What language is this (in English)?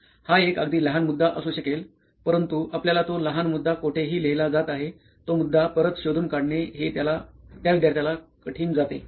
Marathi